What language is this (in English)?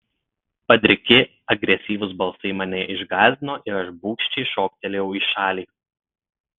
Lithuanian